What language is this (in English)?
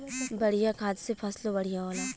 Bhojpuri